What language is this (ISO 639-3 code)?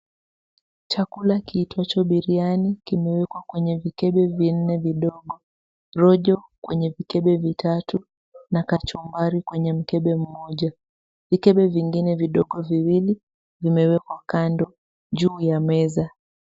swa